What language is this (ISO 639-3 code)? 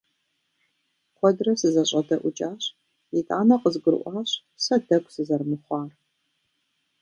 kbd